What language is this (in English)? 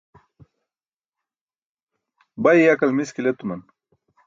Burushaski